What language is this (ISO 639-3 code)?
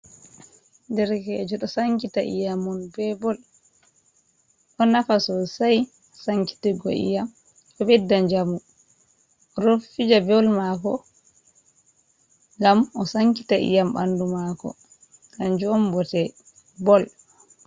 ful